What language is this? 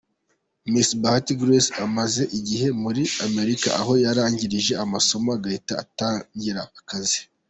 Kinyarwanda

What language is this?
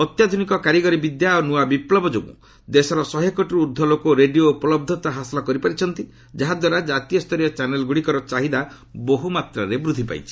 Odia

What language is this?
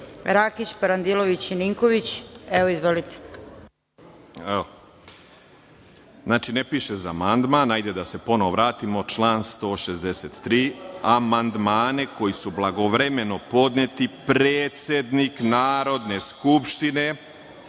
Serbian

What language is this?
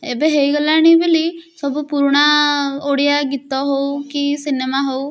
Odia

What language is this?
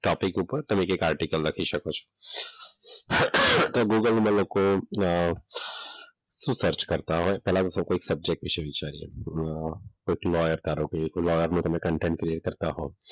Gujarati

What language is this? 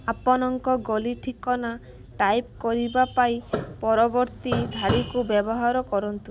Odia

